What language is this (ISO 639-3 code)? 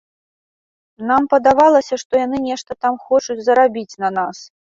bel